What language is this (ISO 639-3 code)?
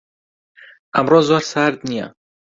ckb